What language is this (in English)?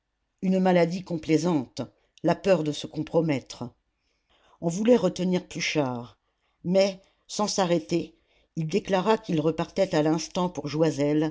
French